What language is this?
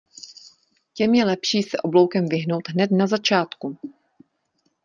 Czech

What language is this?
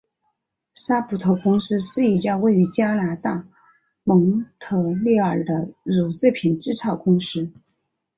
Chinese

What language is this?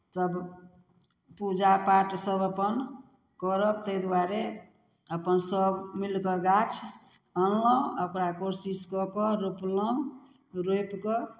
Maithili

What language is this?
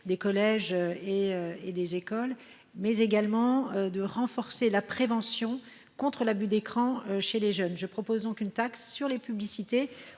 French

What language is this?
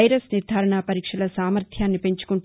Telugu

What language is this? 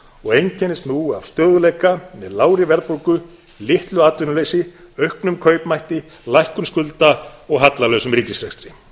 Icelandic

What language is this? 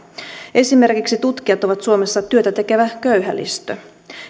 Finnish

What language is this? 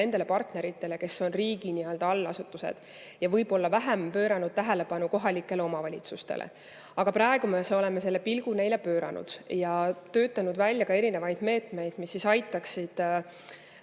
Estonian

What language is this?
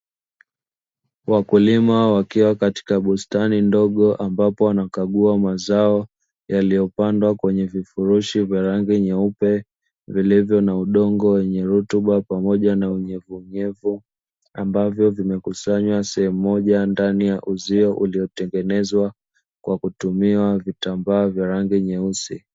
Swahili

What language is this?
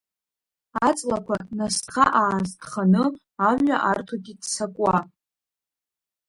Abkhazian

